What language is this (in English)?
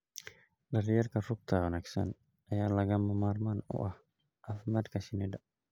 Somali